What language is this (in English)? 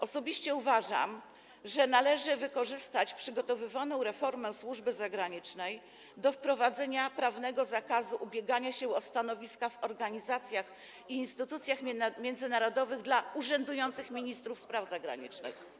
Polish